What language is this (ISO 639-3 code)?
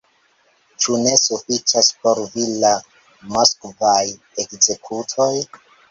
epo